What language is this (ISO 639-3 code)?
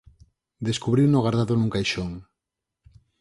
glg